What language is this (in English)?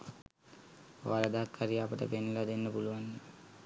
Sinhala